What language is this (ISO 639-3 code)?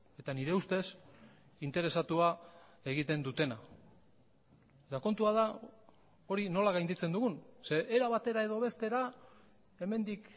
eus